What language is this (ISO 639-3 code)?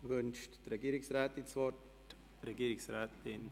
gsw